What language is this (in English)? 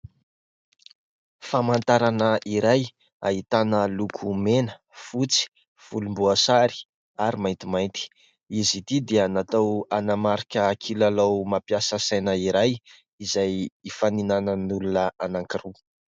Malagasy